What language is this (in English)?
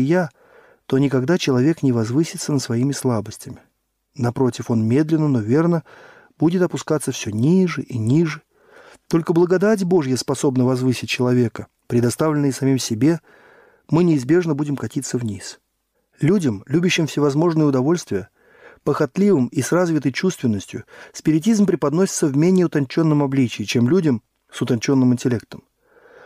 Russian